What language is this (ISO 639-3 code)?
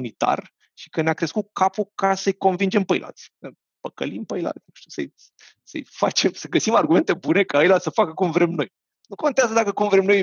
ron